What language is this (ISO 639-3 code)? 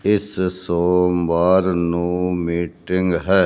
pan